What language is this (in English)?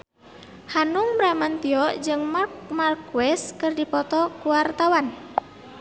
Sundanese